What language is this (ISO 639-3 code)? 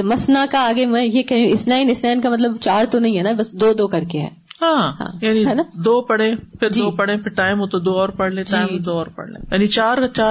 urd